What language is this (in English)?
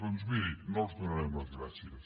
Catalan